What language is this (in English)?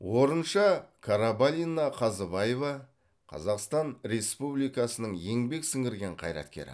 Kazakh